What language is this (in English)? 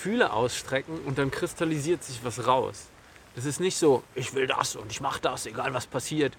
German